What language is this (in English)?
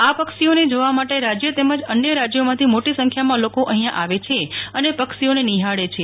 Gujarati